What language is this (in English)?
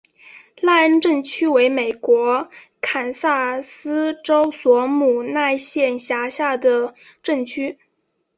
Chinese